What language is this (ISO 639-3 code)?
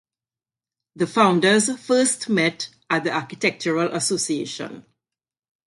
eng